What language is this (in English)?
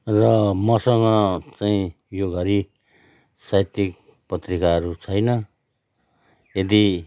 Nepali